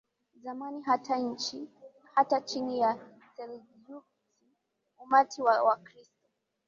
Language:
Swahili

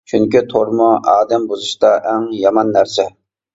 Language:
Uyghur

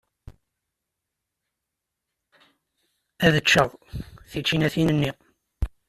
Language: Kabyle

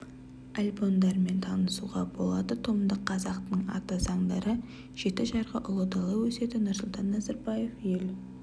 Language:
Kazakh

